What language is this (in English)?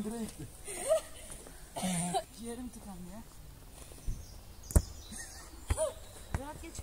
Turkish